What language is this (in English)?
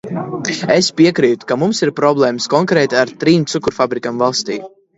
Latvian